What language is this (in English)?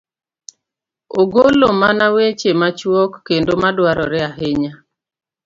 Luo (Kenya and Tanzania)